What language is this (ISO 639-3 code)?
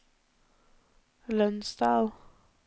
nor